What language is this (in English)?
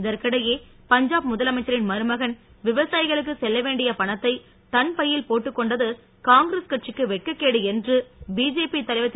Tamil